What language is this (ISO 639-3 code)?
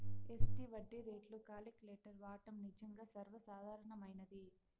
tel